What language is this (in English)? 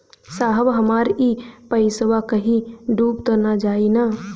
Bhojpuri